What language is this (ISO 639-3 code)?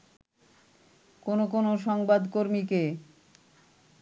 ben